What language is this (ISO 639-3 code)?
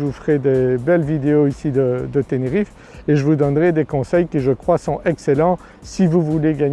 fra